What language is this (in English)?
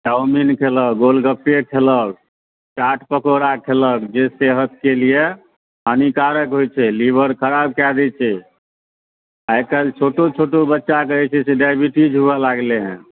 Maithili